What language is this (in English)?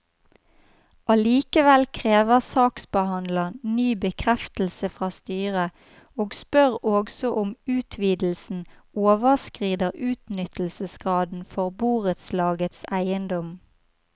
Norwegian